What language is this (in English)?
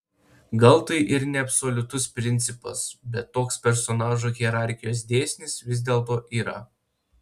Lithuanian